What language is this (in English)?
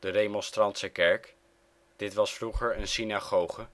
Dutch